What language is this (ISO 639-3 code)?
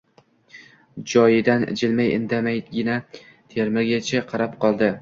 uzb